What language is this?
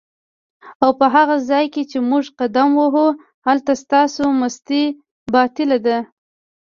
Pashto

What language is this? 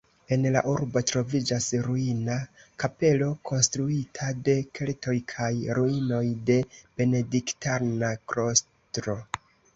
Esperanto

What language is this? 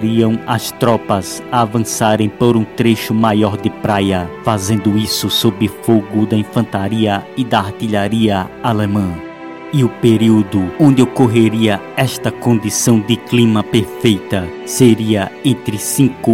Portuguese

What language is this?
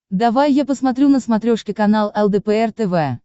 Russian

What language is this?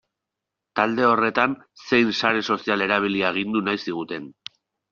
Basque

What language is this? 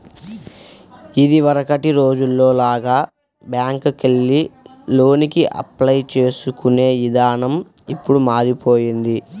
Telugu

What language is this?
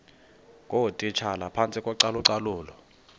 Xhosa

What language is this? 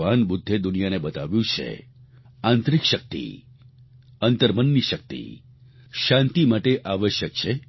Gujarati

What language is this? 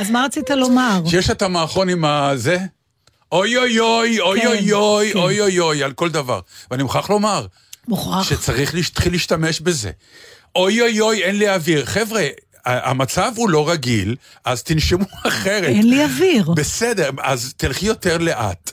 Hebrew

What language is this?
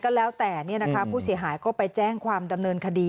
Thai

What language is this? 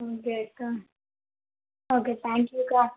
Telugu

